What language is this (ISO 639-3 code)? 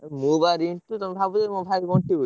ori